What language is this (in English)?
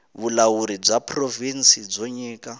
Tsonga